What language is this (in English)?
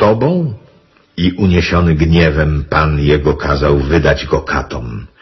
Polish